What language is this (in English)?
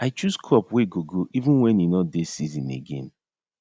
Nigerian Pidgin